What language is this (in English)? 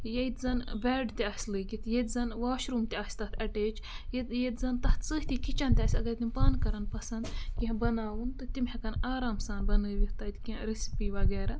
Kashmiri